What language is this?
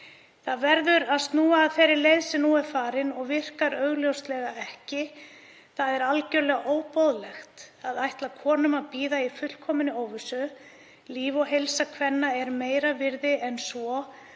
Icelandic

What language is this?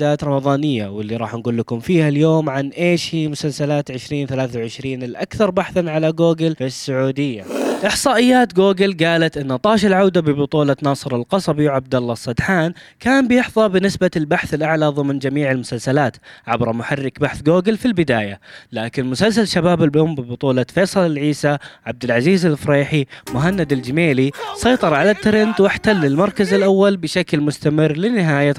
Arabic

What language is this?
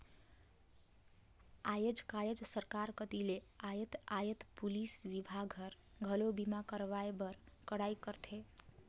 Chhattisgarhi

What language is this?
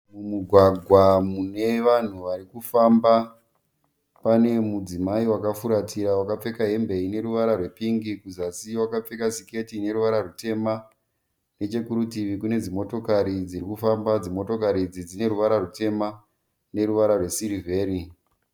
Shona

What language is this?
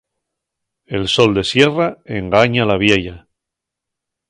Asturian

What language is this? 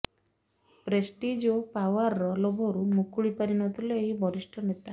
Odia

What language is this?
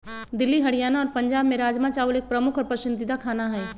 Magahi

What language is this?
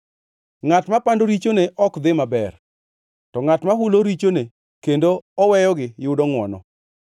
Luo (Kenya and Tanzania)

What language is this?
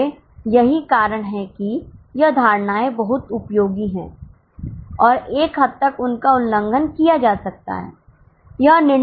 Hindi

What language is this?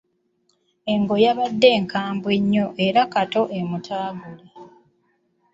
Ganda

